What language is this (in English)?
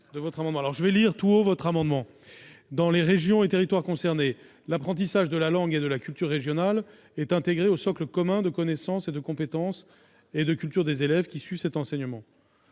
French